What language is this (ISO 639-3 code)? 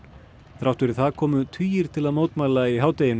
isl